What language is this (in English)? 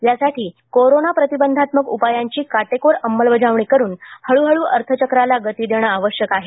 Marathi